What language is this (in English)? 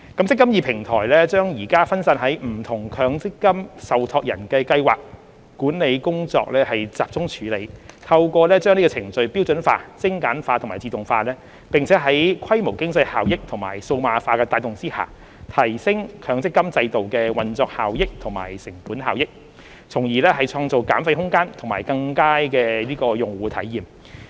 Cantonese